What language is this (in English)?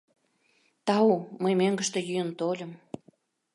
Mari